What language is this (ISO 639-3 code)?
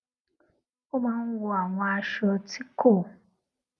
yor